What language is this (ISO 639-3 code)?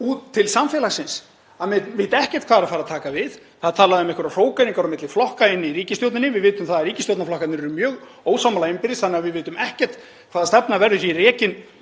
isl